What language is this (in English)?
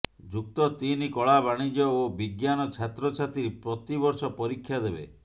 Odia